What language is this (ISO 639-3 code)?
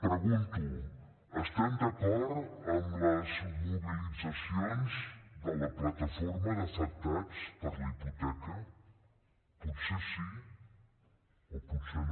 cat